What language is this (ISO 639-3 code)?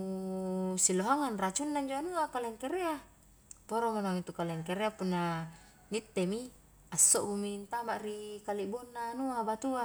kjk